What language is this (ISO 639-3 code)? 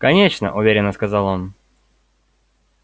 rus